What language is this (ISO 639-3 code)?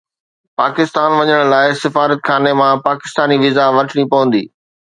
snd